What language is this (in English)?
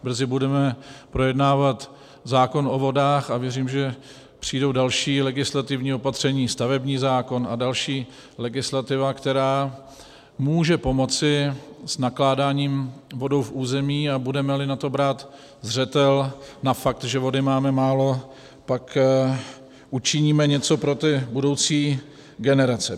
Czech